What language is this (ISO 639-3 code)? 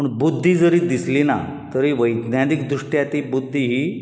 kok